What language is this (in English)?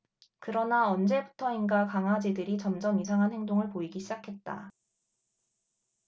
Korean